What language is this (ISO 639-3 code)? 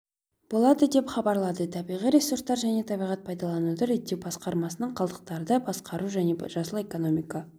kaz